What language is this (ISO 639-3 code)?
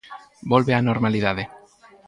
glg